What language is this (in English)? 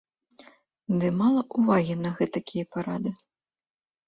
Belarusian